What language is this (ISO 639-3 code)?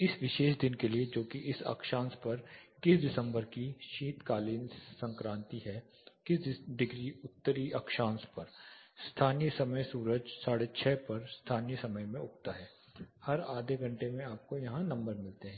hin